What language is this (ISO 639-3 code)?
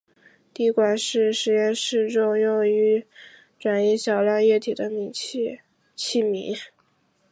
zho